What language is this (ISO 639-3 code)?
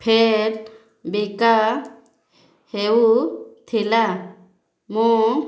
ori